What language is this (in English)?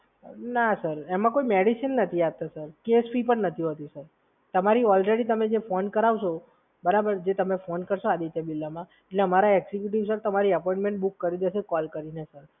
Gujarati